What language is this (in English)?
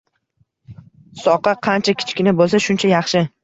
Uzbek